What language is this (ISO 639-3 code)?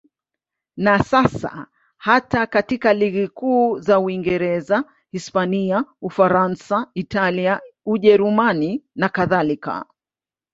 swa